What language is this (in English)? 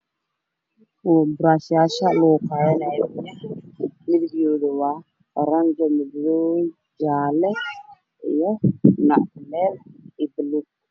Somali